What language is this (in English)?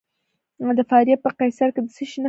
Pashto